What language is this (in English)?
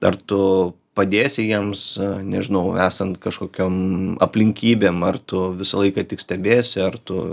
Lithuanian